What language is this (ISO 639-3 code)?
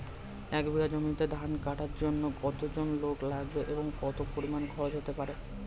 ben